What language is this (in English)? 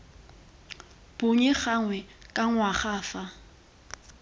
Tswana